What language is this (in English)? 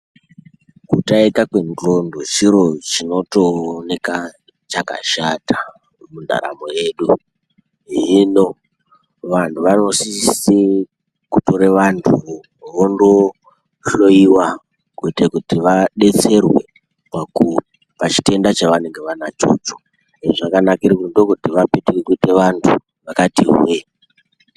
Ndau